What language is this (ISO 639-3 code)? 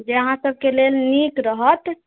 mai